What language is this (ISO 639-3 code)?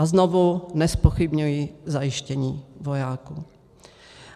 ces